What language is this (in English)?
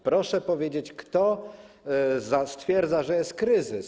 Polish